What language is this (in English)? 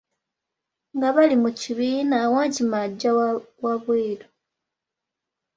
Ganda